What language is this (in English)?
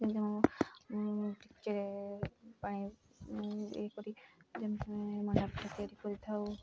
Odia